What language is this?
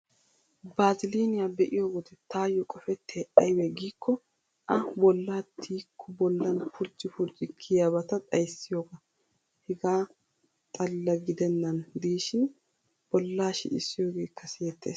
Wolaytta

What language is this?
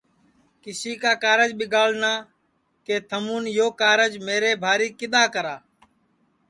Sansi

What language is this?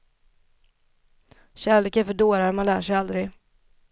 Swedish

